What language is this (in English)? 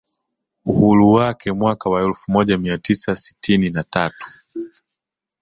Swahili